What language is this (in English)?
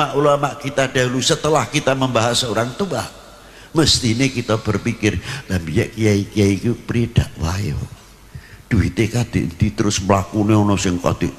Indonesian